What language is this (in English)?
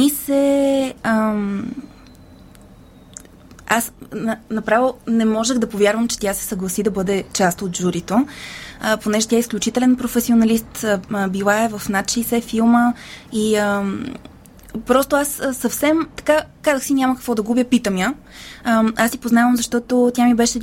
Bulgarian